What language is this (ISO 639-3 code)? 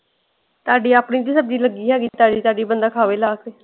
pan